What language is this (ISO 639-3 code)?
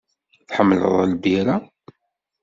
kab